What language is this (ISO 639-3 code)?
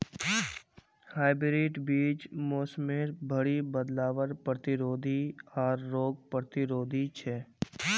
mag